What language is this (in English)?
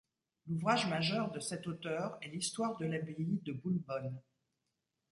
French